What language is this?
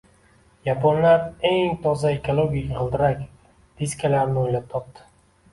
Uzbek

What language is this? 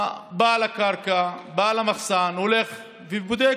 Hebrew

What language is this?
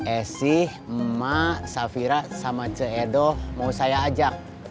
Indonesian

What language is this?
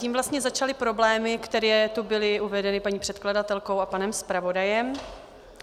Czech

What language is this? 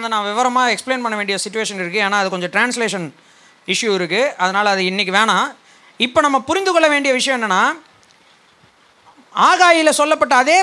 Tamil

